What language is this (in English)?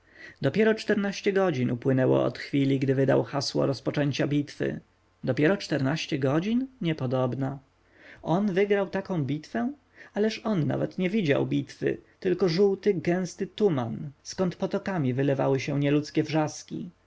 Polish